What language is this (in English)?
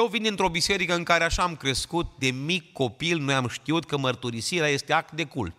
Romanian